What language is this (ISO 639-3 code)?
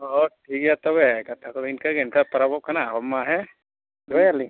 sat